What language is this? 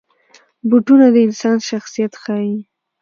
Pashto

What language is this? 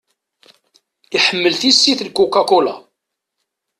Kabyle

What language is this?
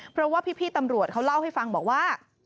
Thai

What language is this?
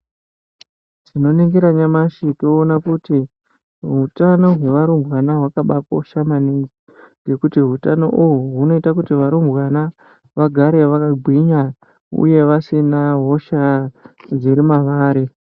Ndau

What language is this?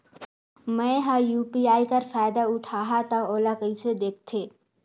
Chhattisgarhi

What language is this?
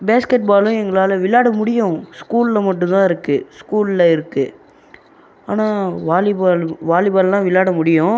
Tamil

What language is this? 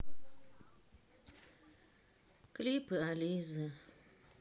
Russian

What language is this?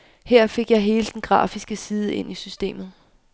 Danish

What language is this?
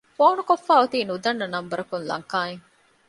Divehi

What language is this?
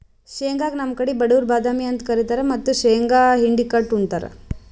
Kannada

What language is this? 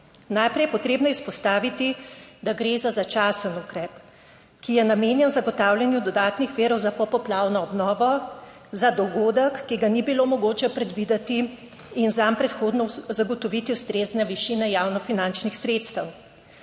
Slovenian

